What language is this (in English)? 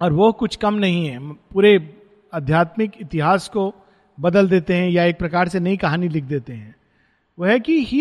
Hindi